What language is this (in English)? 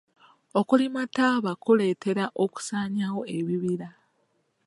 Ganda